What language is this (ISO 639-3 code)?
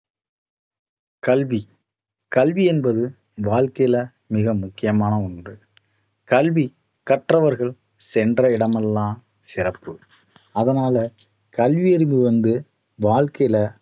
tam